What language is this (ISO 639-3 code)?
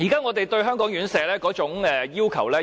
yue